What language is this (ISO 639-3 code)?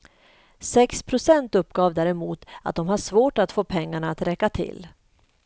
swe